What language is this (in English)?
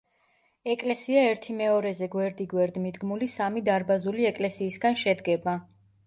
Georgian